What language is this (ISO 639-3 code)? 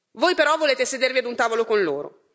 ita